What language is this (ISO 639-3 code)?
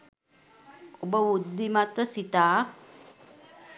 sin